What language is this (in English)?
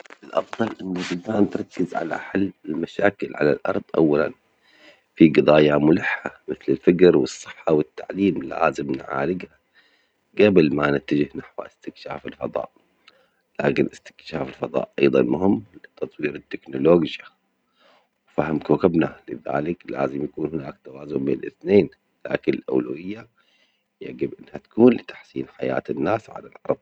Omani Arabic